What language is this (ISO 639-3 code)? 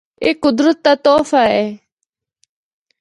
hno